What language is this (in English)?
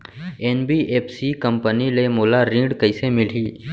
Chhattisgarhi